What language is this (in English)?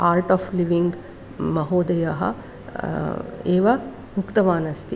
Sanskrit